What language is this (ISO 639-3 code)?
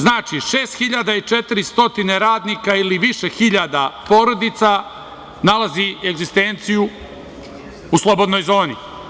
srp